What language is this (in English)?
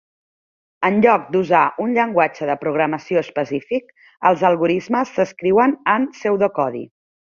Catalan